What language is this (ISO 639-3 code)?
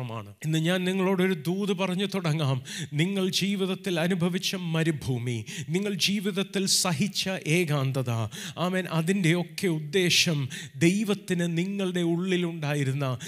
mal